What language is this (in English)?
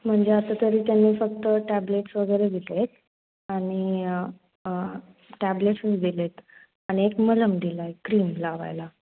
Marathi